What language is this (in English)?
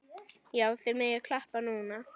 Icelandic